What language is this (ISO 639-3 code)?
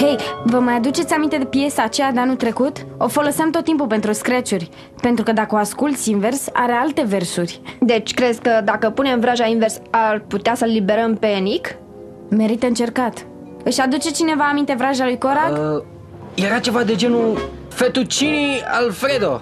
ron